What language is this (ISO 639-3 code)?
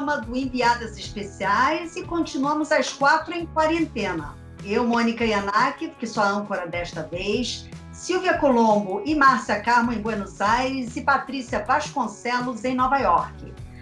por